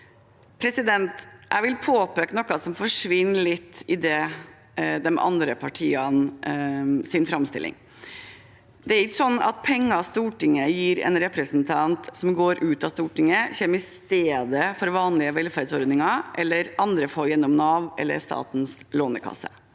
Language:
Norwegian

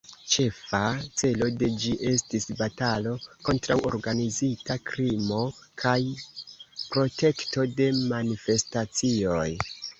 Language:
Esperanto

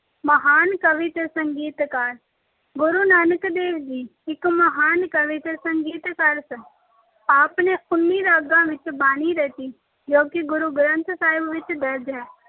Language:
Punjabi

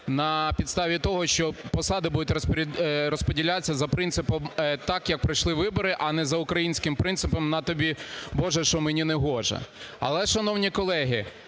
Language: Ukrainian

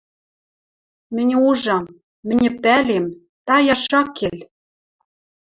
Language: Western Mari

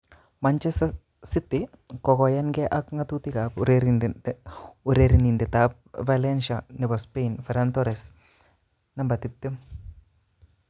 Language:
Kalenjin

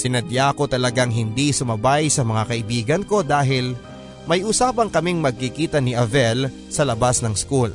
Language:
Filipino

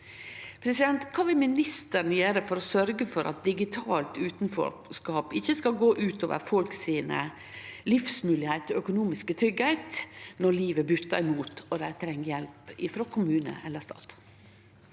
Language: Norwegian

